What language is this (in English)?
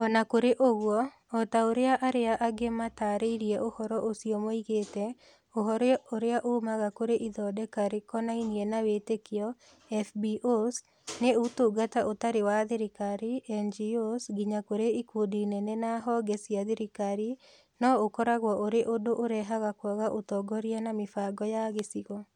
Kikuyu